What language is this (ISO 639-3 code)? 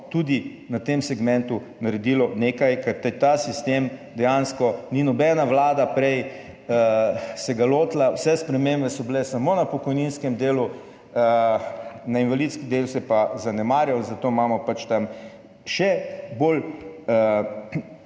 slv